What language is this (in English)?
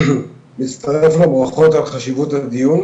Hebrew